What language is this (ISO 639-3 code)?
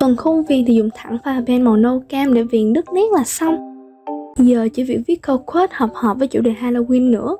vie